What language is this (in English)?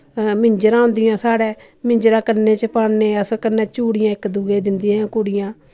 Dogri